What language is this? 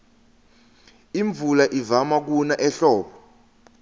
Swati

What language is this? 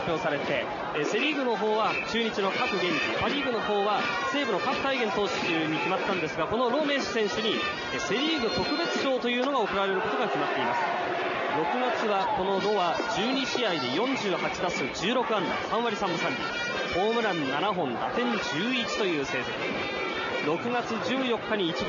Japanese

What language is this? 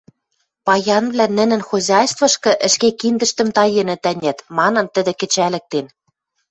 Western Mari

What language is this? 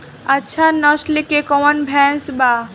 Bhojpuri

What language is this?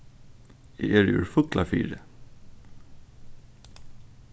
Faroese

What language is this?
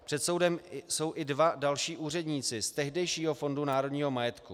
Czech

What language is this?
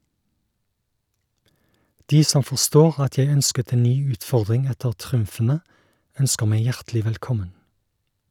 Norwegian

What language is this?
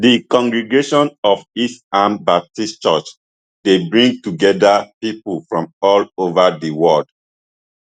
Nigerian Pidgin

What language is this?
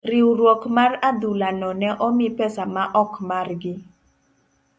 Luo (Kenya and Tanzania)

